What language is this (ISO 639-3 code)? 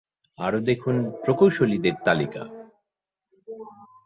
ben